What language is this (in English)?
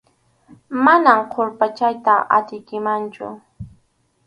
Arequipa-La Unión Quechua